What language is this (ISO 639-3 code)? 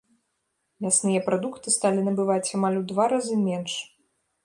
bel